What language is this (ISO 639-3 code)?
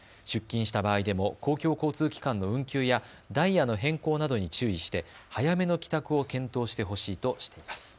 jpn